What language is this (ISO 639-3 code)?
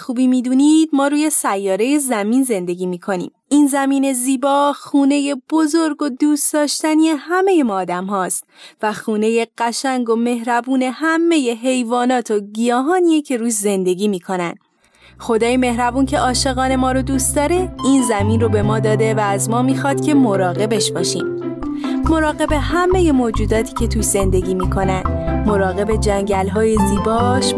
fas